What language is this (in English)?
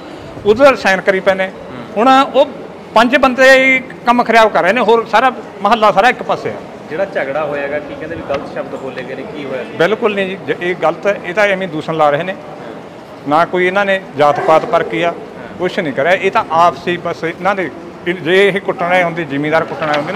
Hindi